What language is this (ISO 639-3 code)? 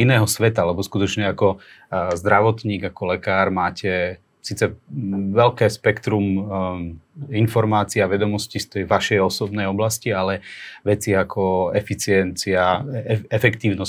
slk